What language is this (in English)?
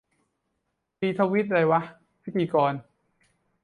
Thai